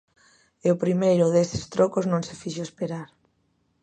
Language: Galician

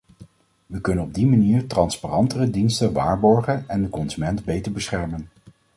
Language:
Dutch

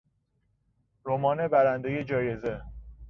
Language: Persian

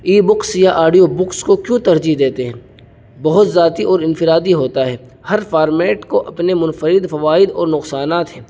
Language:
Urdu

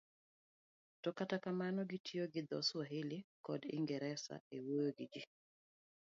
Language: Luo (Kenya and Tanzania)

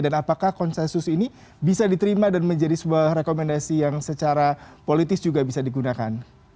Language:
Indonesian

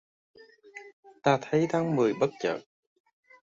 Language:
Vietnamese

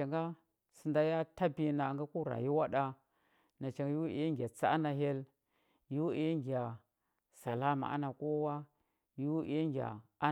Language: Huba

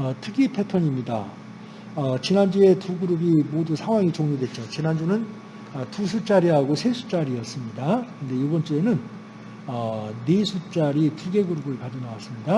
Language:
Korean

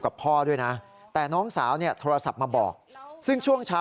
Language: Thai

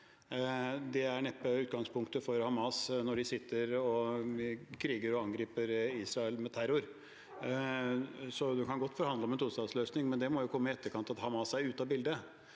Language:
Norwegian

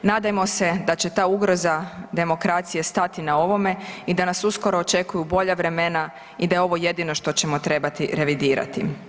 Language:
Croatian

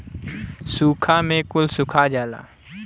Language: Bhojpuri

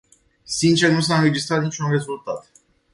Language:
Romanian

